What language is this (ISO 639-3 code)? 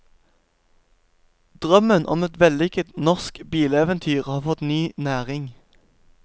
nor